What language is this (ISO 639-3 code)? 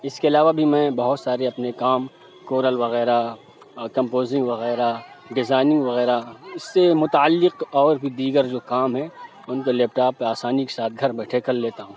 urd